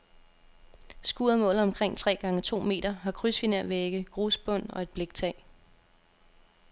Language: Danish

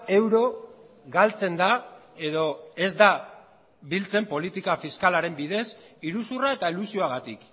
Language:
Basque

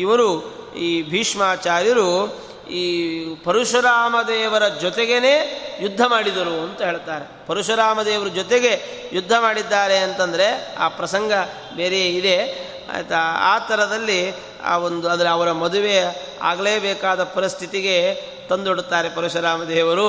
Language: Kannada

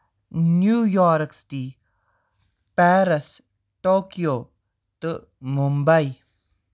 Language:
Kashmiri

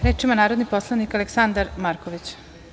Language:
Serbian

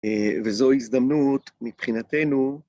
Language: Hebrew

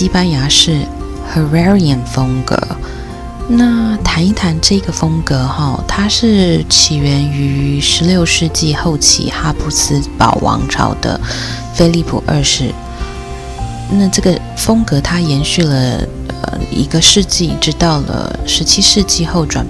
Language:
Chinese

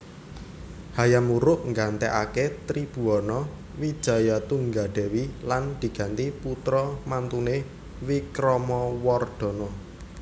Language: Javanese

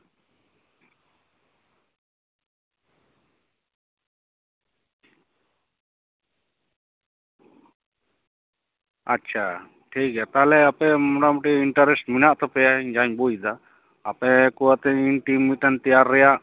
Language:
Santali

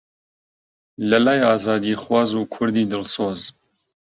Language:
Central Kurdish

